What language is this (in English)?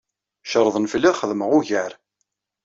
Kabyle